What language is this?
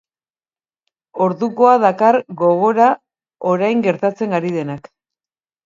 Basque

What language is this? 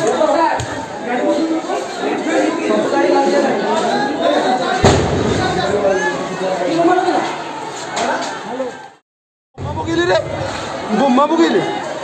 Arabic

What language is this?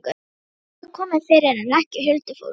Icelandic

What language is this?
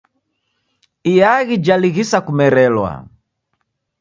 Taita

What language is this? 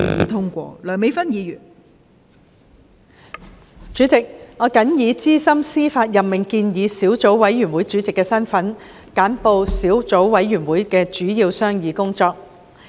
Cantonese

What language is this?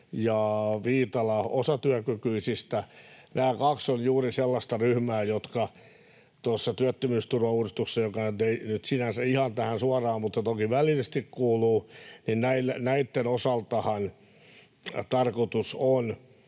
Finnish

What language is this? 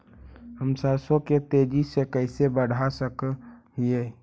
Magahi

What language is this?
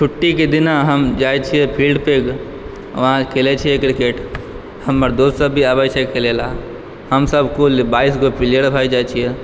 Maithili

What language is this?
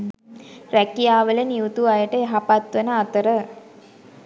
Sinhala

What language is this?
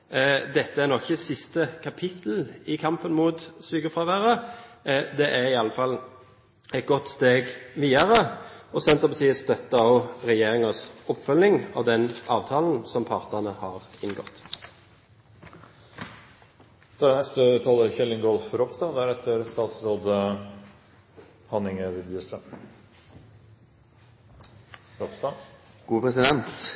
Norwegian Bokmål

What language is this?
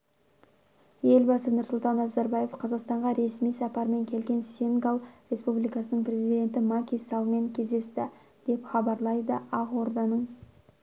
Kazakh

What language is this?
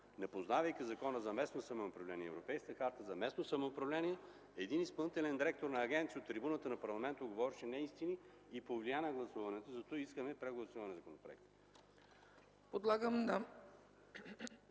Bulgarian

